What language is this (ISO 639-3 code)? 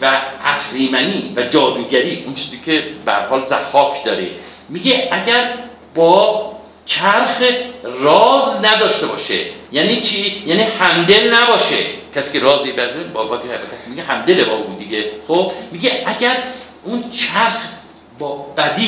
fas